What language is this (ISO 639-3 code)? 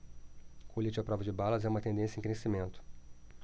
por